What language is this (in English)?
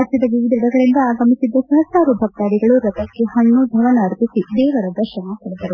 Kannada